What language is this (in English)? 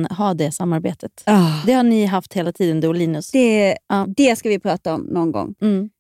Swedish